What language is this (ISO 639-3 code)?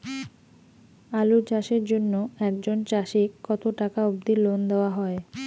ben